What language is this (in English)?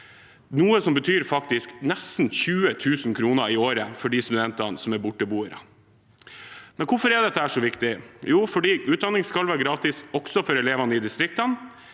Norwegian